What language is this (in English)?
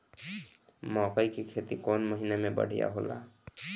Bhojpuri